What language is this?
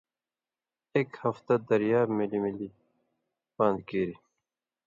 Indus Kohistani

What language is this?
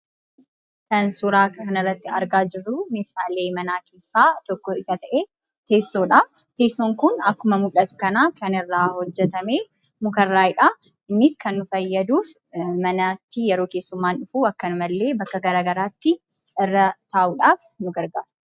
Oromo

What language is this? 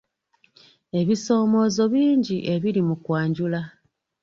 Ganda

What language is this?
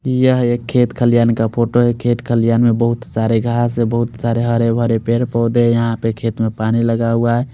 Hindi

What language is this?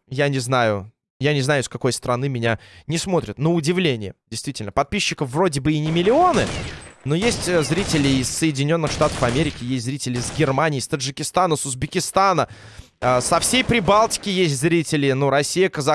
Russian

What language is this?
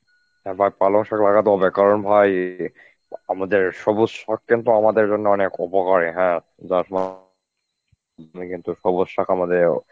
Bangla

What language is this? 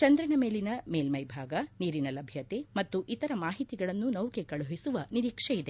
Kannada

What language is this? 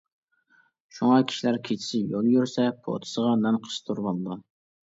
Uyghur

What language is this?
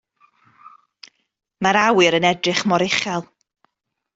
Welsh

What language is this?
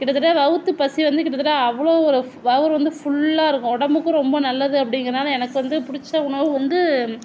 Tamil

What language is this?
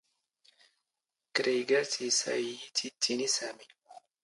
Standard Moroccan Tamazight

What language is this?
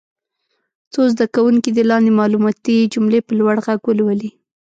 Pashto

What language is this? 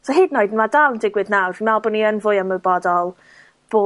Welsh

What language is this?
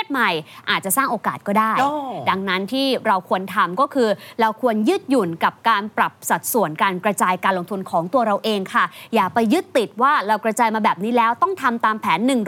Thai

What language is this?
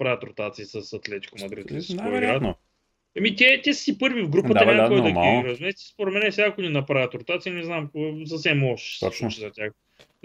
Bulgarian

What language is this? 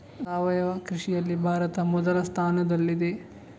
Kannada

